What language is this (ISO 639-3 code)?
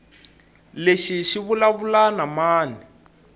tso